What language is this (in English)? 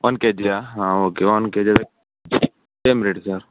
Kannada